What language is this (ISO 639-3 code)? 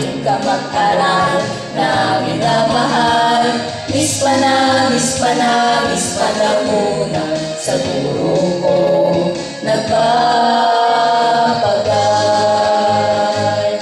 fil